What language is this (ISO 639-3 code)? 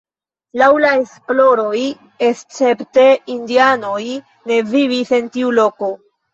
epo